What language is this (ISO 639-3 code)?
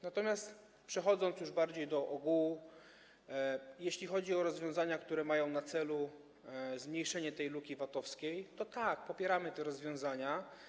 pol